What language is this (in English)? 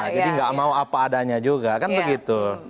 Indonesian